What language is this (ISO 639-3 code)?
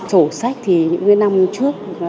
vie